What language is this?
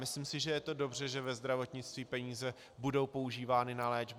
Czech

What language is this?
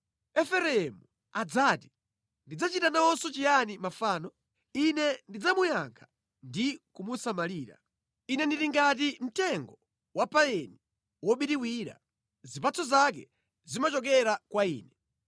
Nyanja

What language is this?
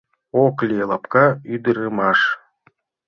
Mari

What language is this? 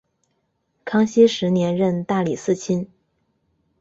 Chinese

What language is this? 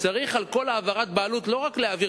Hebrew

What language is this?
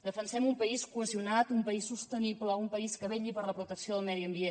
Catalan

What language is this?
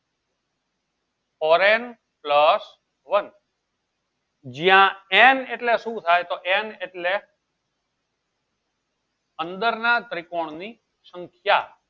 Gujarati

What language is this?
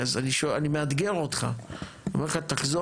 Hebrew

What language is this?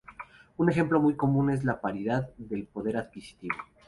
Spanish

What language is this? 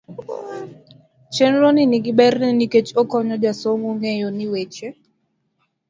Luo (Kenya and Tanzania)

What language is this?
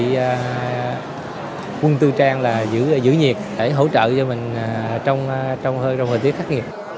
Vietnamese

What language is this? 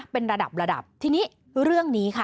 Thai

